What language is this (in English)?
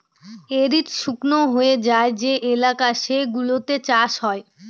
Bangla